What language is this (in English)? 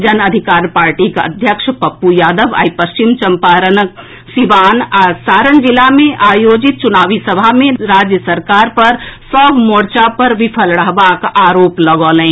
Maithili